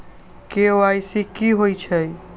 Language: Magahi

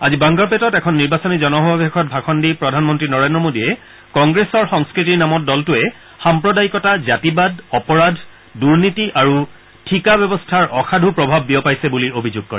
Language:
Assamese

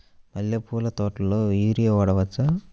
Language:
Telugu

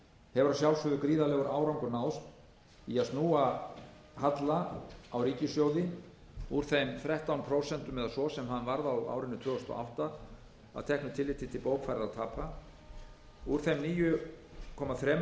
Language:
Icelandic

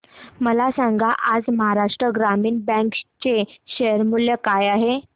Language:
Marathi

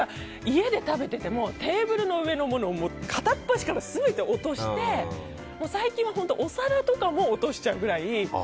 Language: Japanese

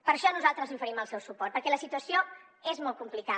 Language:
Catalan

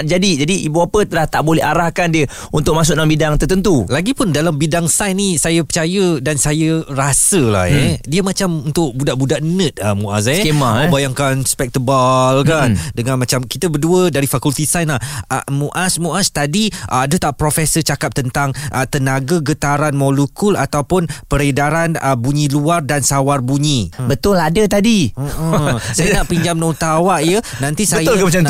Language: Malay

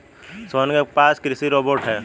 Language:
Hindi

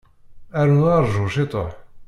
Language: Kabyle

